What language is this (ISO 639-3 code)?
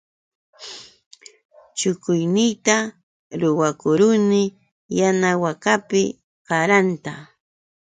qux